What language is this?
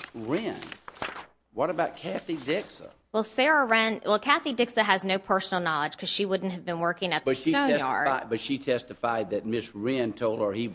English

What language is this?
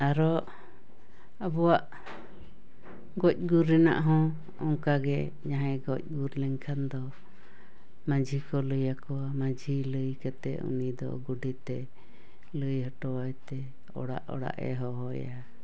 Santali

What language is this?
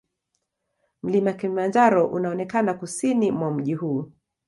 Swahili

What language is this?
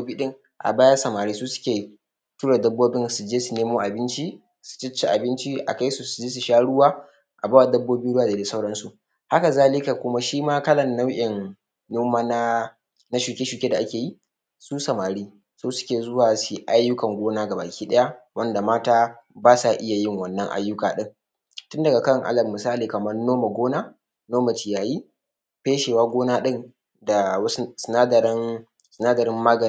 Hausa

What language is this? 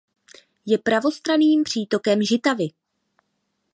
Czech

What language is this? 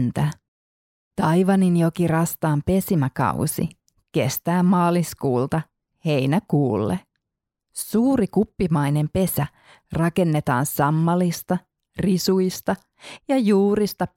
Finnish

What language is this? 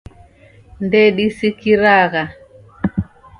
Taita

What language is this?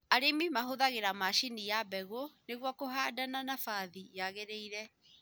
Kikuyu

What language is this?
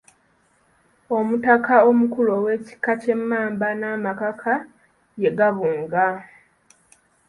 Ganda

